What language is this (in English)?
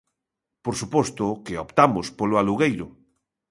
Galician